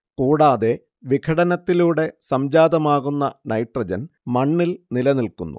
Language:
Malayalam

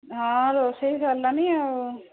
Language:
Odia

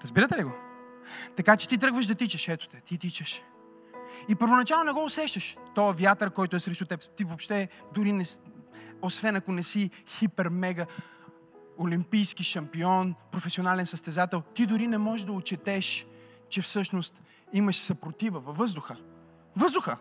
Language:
Bulgarian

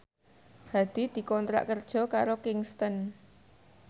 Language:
Javanese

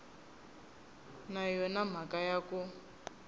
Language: Tsonga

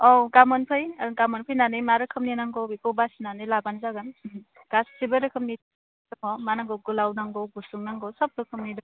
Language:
Bodo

